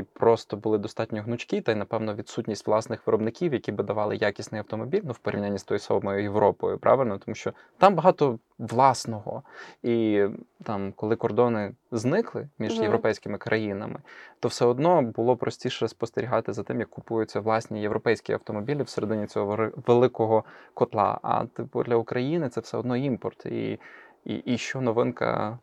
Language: Ukrainian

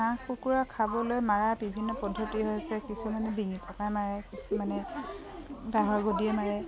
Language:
Assamese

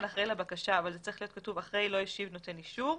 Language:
Hebrew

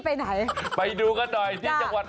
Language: Thai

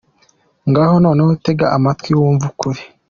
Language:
Kinyarwanda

